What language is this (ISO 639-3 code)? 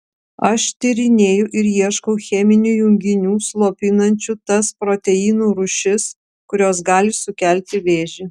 lit